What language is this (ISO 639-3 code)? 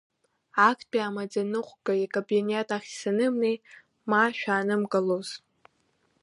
abk